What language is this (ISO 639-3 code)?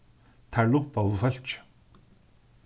fao